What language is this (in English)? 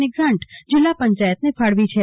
Gujarati